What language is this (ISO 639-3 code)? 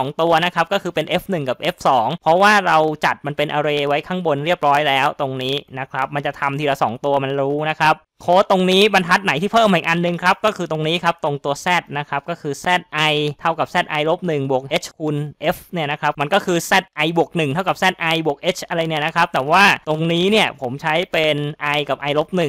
tha